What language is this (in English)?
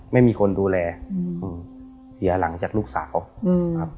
Thai